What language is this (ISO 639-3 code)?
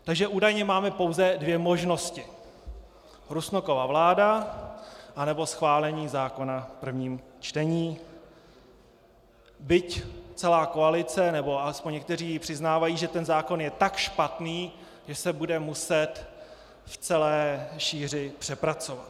ces